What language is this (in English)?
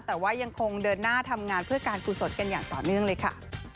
Thai